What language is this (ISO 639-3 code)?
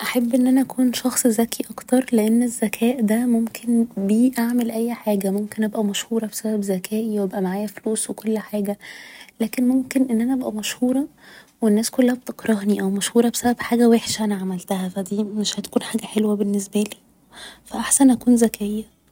arz